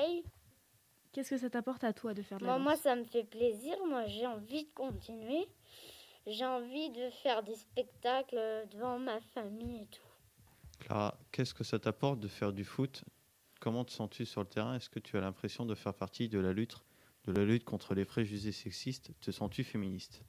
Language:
French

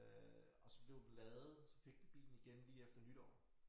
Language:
Danish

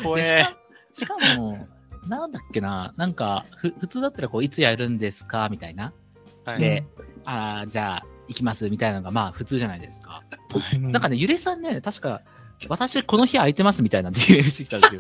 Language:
Japanese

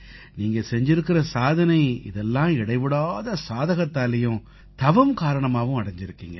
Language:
Tamil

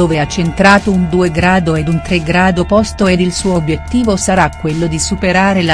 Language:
Italian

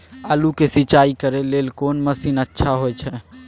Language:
Maithili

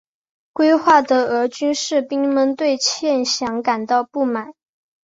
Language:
Chinese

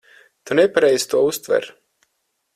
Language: Latvian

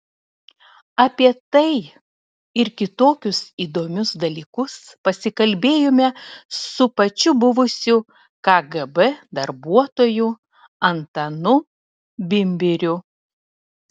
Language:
Lithuanian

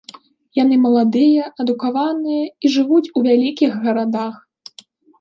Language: Belarusian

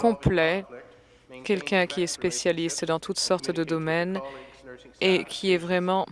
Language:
French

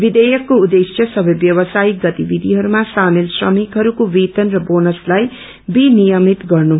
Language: Nepali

